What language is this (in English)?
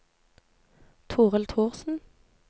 Norwegian